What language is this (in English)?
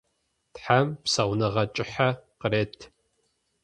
Adyghe